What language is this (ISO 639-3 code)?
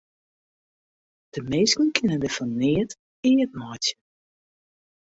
fry